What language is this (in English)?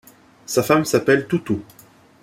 French